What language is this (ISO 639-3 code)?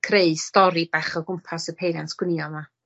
cym